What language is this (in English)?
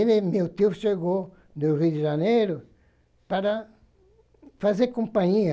Portuguese